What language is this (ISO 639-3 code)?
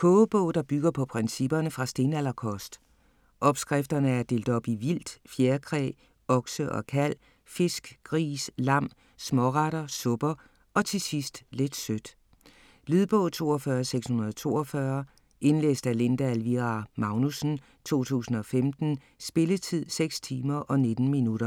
dan